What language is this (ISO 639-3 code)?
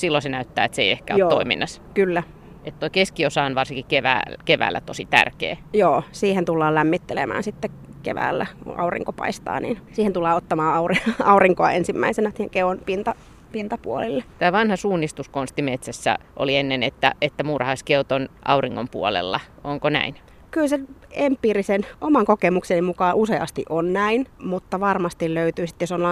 fin